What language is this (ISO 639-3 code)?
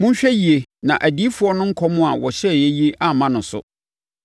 aka